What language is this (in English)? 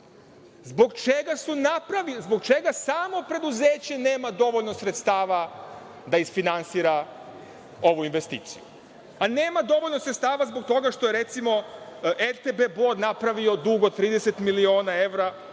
Serbian